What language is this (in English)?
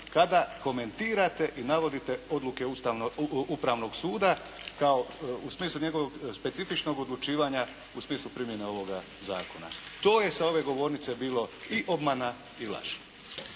Croatian